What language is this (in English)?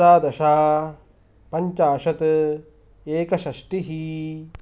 Sanskrit